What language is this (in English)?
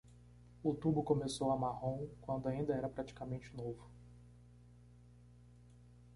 Portuguese